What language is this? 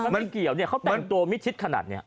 Thai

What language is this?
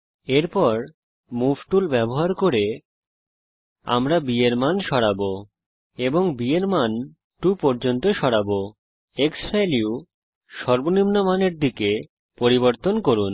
Bangla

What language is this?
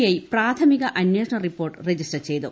Malayalam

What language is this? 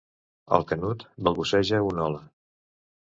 Catalan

